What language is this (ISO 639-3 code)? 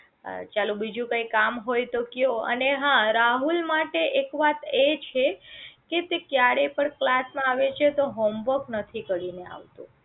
guj